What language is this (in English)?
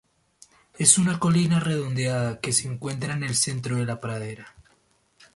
Spanish